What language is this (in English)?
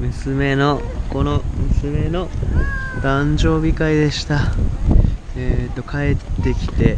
Japanese